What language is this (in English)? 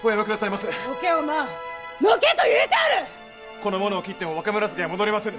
Japanese